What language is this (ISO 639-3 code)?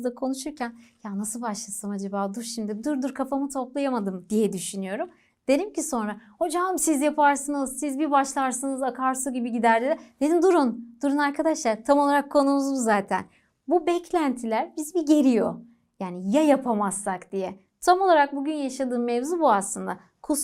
tur